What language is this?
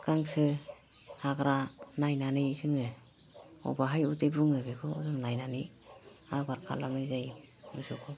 Bodo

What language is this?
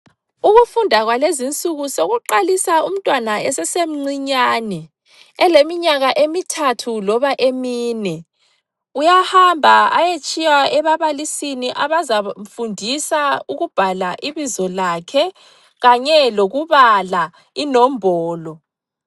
North Ndebele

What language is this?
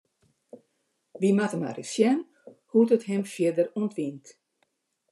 Western Frisian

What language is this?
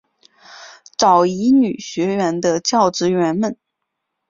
Chinese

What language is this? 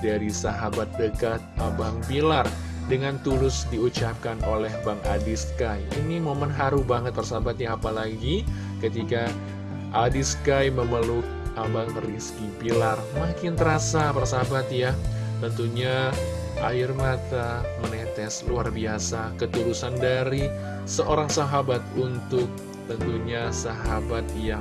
Indonesian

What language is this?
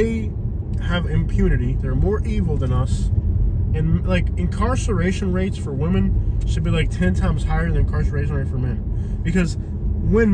English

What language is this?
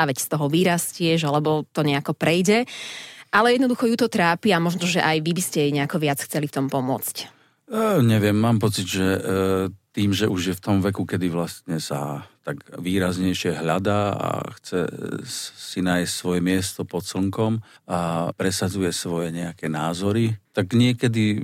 Slovak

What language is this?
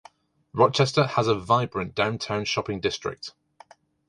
English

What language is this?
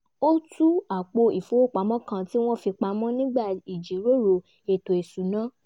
Yoruba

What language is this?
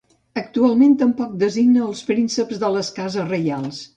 Catalan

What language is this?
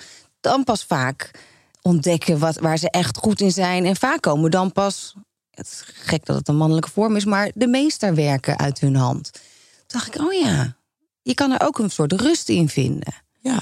Dutch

